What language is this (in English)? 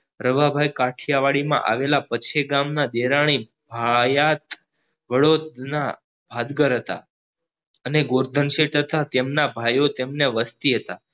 Gujarati